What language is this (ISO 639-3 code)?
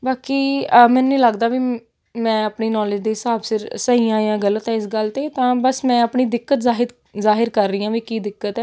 pan